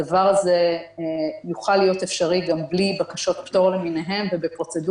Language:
Hebrew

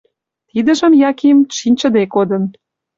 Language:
Mari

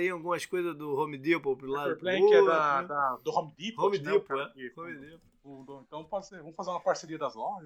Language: Portuguese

